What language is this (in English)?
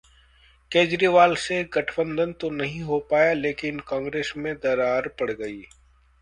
Hindi